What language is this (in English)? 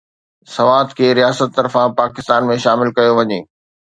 Sindhi